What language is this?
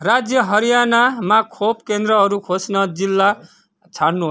Nepali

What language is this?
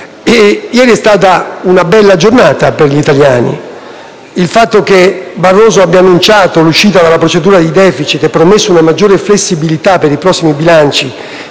Italian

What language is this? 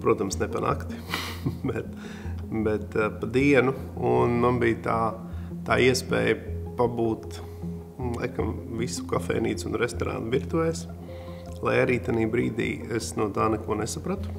Latvian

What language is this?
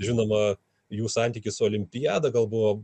Lithuanian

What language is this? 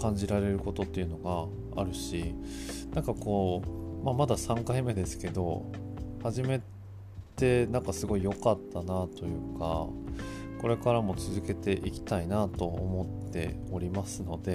Japanese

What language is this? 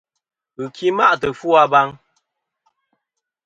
Kom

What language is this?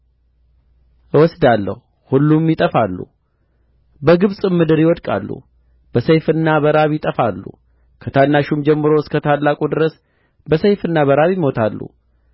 Amharic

